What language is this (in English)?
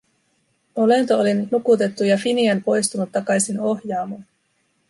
Finnish